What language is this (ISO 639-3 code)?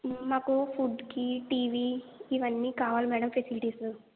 tel